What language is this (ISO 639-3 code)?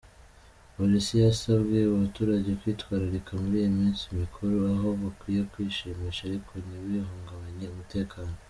kin